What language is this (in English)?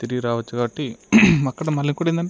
Telugu